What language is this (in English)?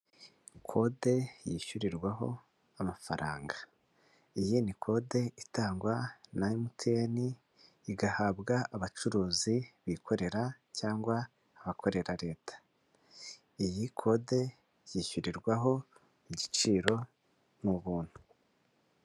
Kinyarwanda